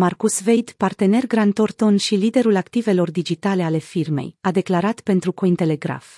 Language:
Romanian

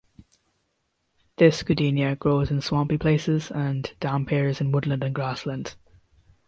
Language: English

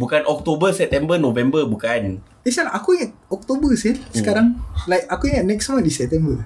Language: Malay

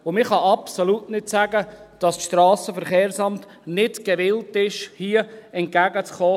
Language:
Swiss German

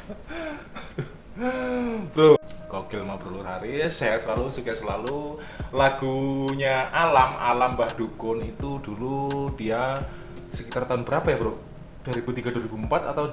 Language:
Indonesian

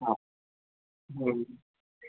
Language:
Sindhi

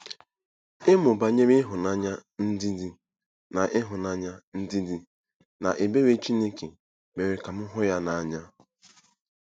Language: Igbo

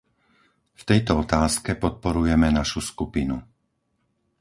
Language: Slovak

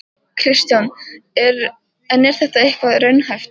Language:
Icelandic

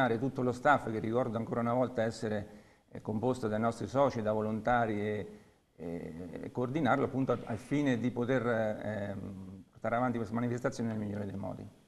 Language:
Italian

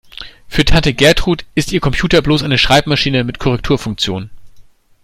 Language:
German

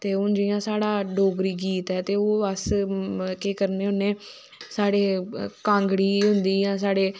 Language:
Dogri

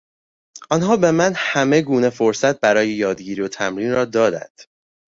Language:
Persian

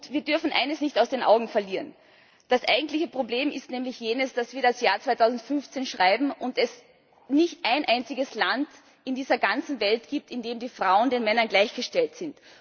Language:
German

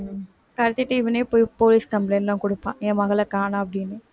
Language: Tamil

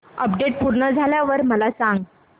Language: Marathi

